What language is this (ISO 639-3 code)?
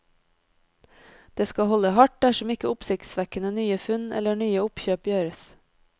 nor